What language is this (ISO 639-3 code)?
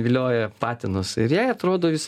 lit